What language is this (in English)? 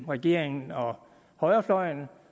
Danish